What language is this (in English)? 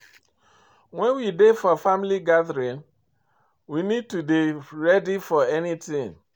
Nigerian Pidgin